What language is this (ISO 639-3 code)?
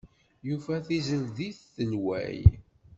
kab